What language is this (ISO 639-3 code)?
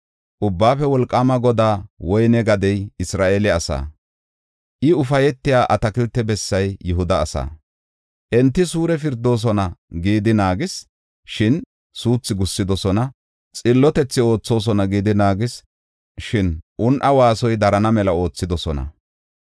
gof